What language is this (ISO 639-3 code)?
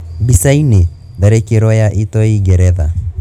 kik